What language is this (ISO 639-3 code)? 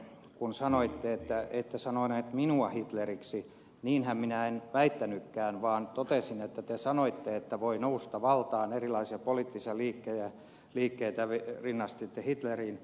fin